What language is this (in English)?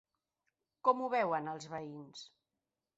Catalan